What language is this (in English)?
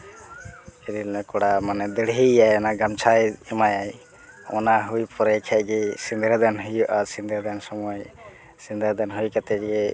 Santali